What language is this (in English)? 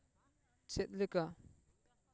Santali